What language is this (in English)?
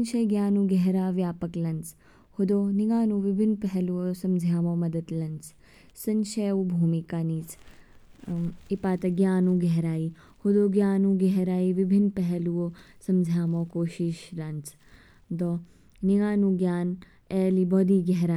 Kinnauri